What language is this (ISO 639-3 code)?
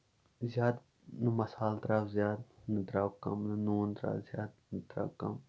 kas